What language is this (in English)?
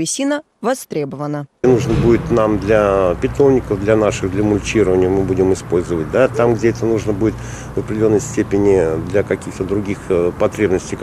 Russian